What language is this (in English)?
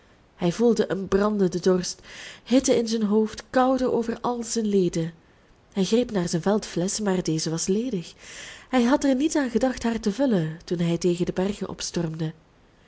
Dutch